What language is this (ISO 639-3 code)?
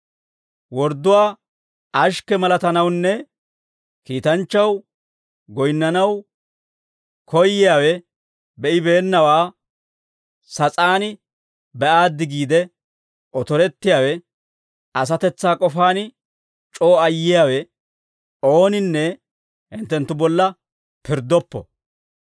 dwr